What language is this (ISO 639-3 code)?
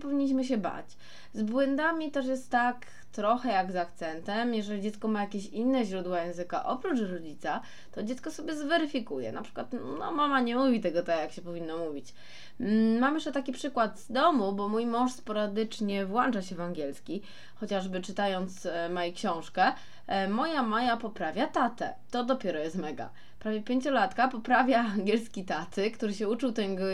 pol